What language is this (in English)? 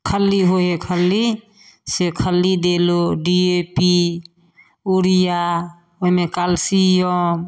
Maithili